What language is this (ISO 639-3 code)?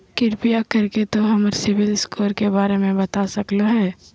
mag